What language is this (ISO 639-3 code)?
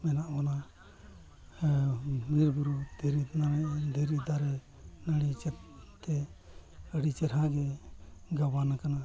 sat